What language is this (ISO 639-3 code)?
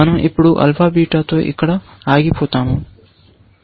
tel